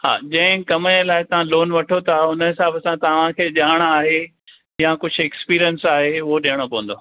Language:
Sindhi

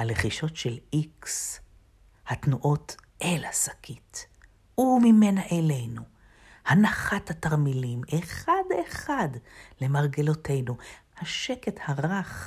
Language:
Hebrew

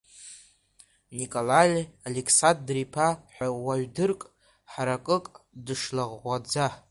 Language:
Abkhazian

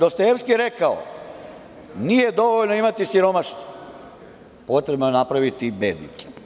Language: Serbian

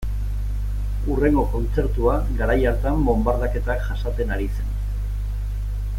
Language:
Basque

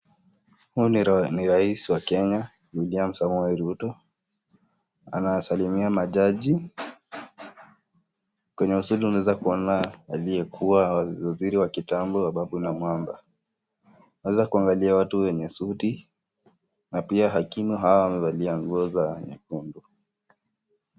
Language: Swahili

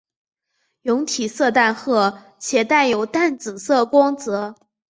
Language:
Chinese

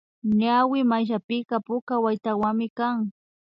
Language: Imbabura Highland Quichua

